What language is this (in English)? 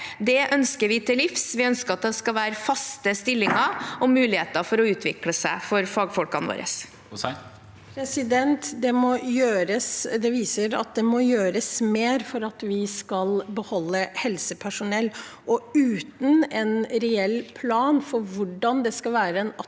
Norwegian